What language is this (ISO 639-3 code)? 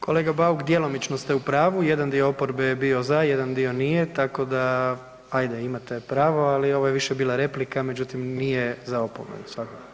hrv